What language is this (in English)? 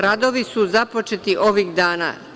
Serbian